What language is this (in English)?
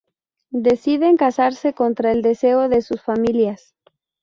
Spanish